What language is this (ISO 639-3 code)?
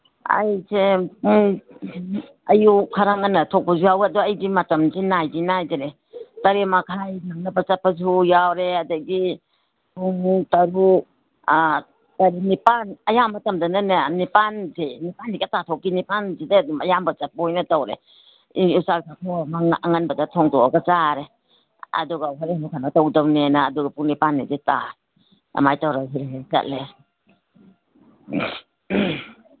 mni